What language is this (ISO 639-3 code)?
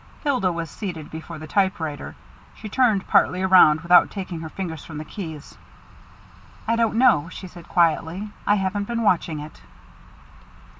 eng